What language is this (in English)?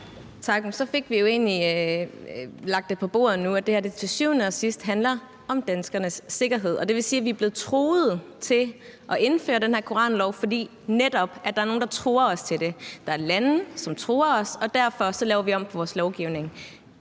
Danish